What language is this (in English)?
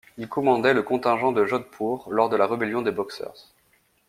French